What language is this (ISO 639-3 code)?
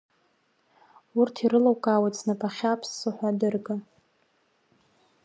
abk